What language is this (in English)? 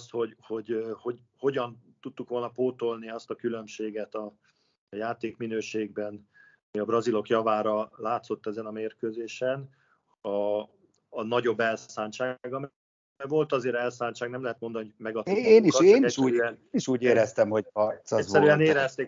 Hungarian